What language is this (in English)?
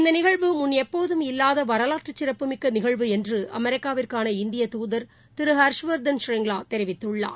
Tamil